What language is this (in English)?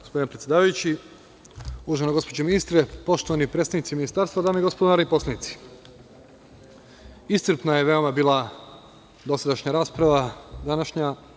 Serbian